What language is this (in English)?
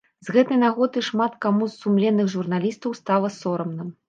Belarusian